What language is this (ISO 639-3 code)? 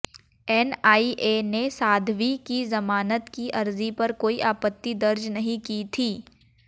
hin